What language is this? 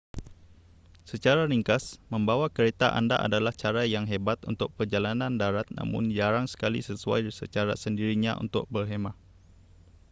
Malay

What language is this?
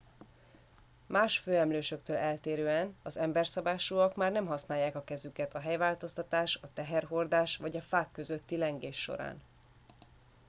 Hungarian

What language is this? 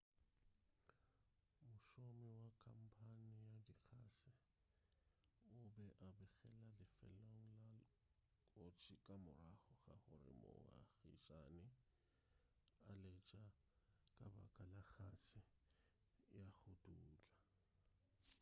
Northern Sotho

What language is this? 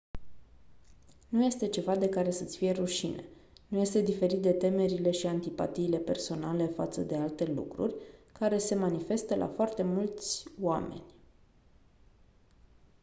Romanian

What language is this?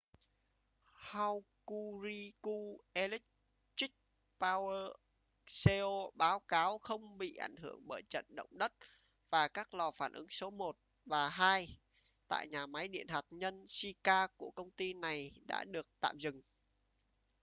Vietnamese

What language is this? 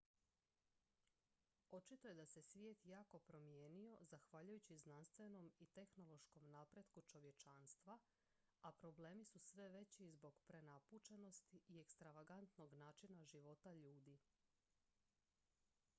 Croatian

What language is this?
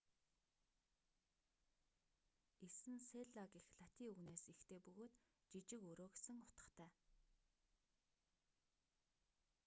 Mongolian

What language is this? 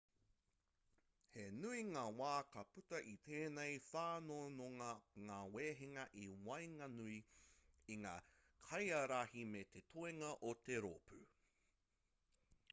Māori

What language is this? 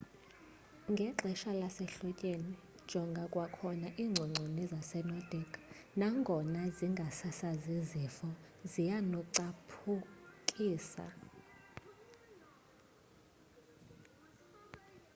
Xhosa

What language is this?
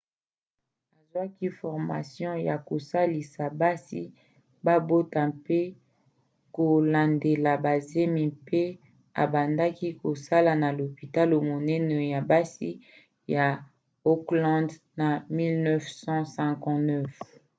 Lingala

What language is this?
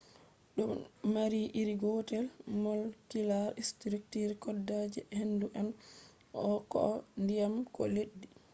Fula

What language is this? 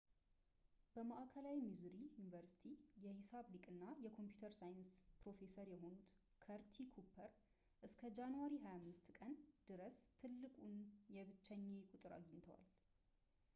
Amharic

